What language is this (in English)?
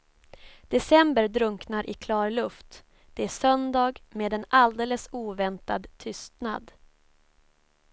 Swedish